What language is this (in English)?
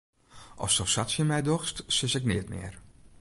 Western Frisian